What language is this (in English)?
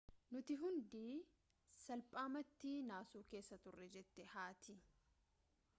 Oromo